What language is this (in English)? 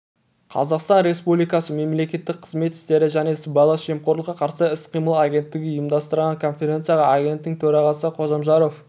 Kazakh